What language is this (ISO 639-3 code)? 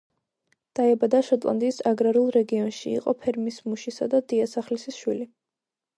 kat